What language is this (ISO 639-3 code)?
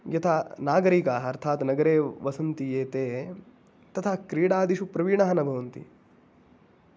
san